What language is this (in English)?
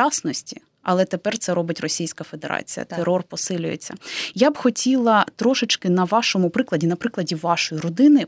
Ukrainian